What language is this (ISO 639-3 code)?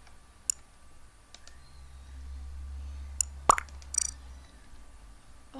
ara